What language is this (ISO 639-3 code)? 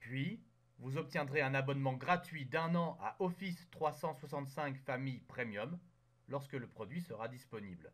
fra